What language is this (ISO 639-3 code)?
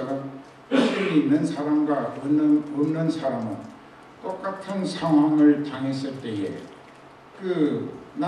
kor